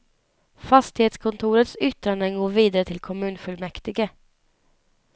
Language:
Swedish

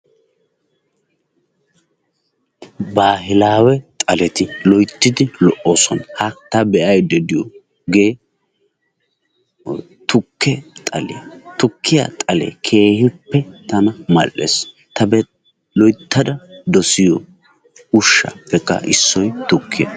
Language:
Wolaytta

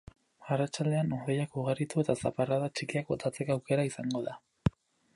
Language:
Basque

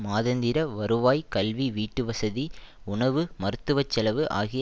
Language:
Tamil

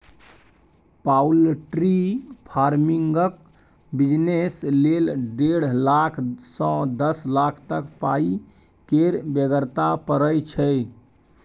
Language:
Maithili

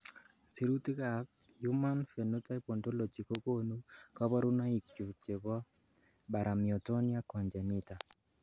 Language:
Kalenjin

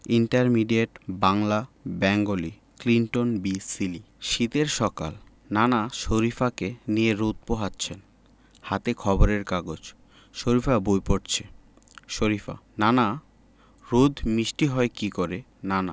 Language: Bangla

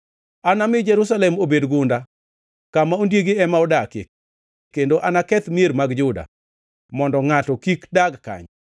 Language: Luo (Kenya and Tanzania)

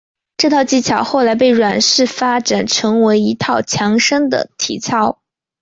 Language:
Chinese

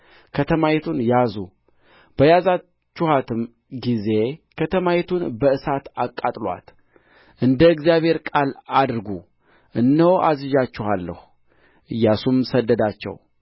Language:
Amharic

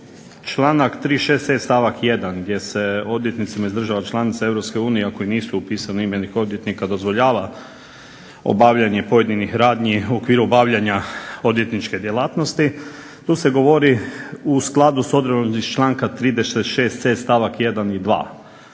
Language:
Croatian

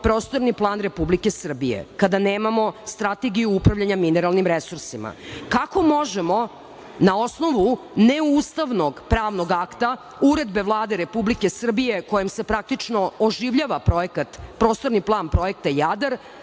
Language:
Serbian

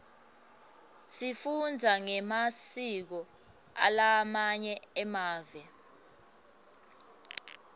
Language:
Swati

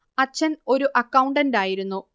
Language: Malayalam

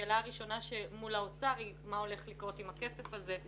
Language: Hebrew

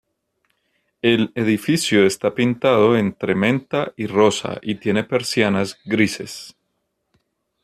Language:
Spanish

